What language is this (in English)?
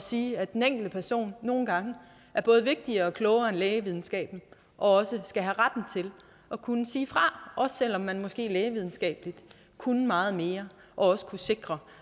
Danish